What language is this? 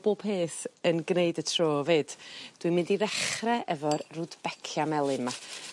Welsh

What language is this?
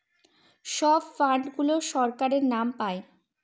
Bangla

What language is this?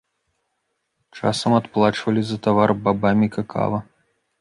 Belarusian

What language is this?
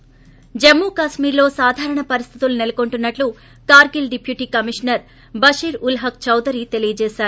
Telugu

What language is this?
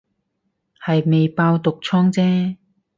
Cantonese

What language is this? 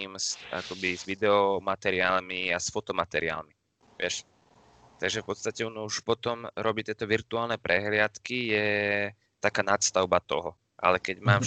Slovak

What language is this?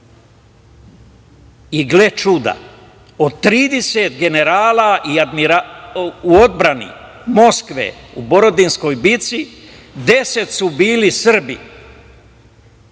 Serbian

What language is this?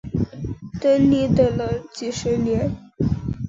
Chinese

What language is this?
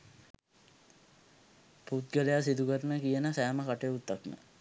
Sinhala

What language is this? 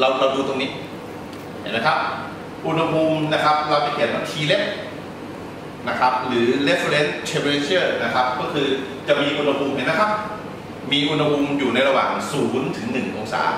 Thai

